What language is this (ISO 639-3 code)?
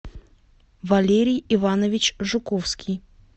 rus